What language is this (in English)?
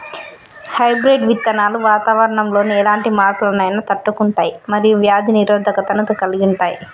Telugu